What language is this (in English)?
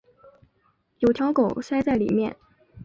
Chinese